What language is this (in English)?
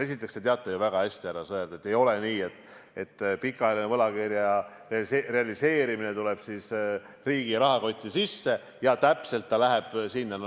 Estonian